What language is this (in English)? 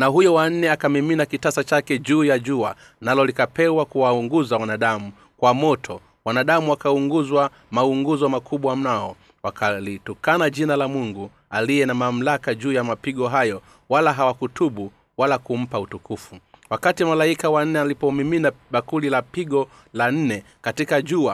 Swahili